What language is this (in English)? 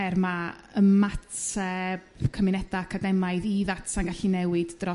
Welsh